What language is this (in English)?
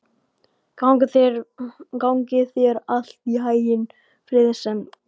Icelandic